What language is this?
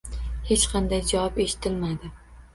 Uzbek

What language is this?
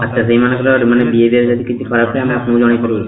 Odia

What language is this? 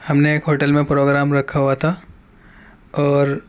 Urdu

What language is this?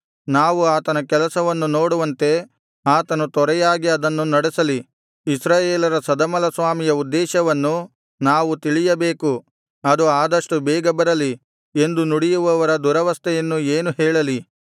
Kannada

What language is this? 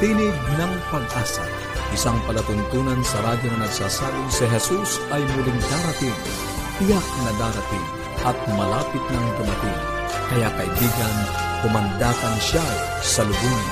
Filipino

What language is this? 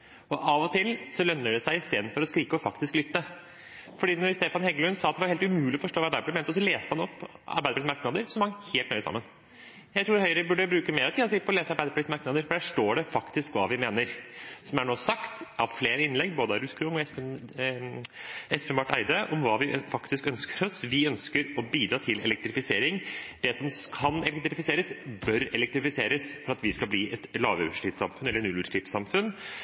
Norwegian Bokmål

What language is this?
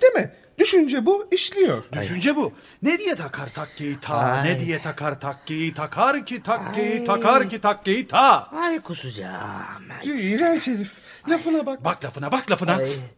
Turkish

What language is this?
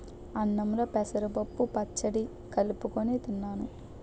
Telugu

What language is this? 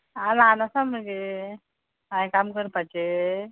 Konkani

